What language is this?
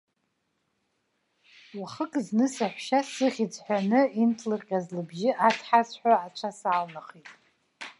Abkhazian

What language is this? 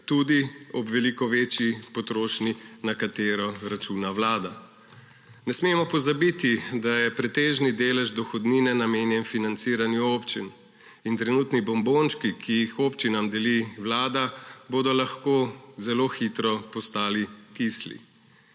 Slovenian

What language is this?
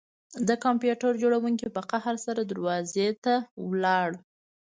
Pashto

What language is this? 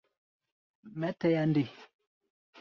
Gbaya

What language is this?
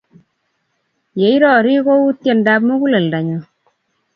Kalenjin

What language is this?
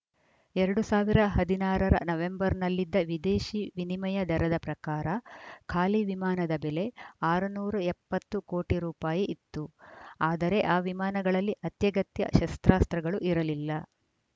Kannada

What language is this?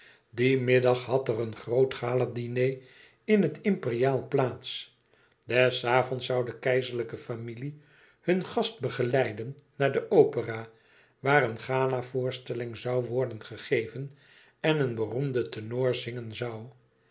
Dutch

